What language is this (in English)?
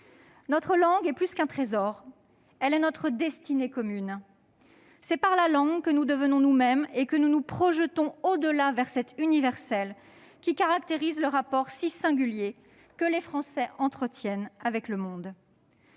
French